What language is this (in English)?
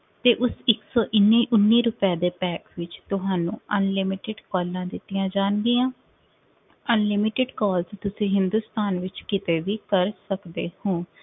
Punjabi